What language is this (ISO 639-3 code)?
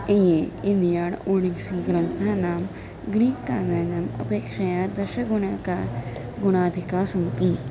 san